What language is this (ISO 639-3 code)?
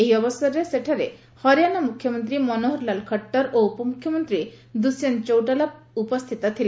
ori